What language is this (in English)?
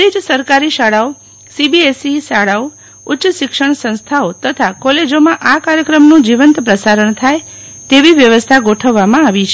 Gujarati